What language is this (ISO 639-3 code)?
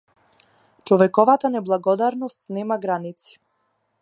mkd